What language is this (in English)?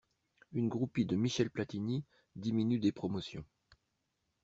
French